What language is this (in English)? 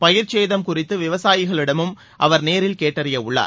Tamil